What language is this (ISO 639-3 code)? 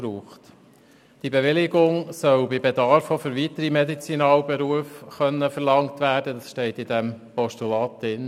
gsw